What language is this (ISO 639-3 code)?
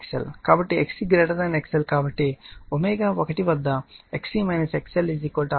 tel